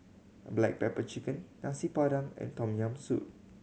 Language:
English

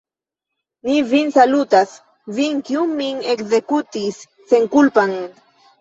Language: Esperanto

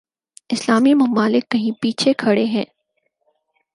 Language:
Urdu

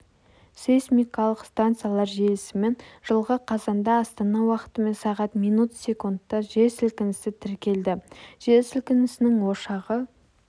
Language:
Kazakh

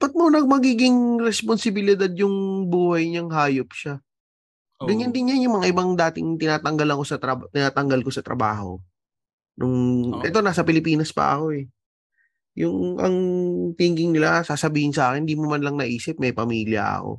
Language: Filipino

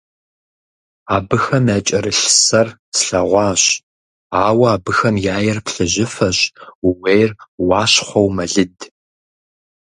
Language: Kabardian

